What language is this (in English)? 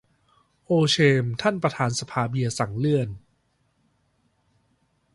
Thai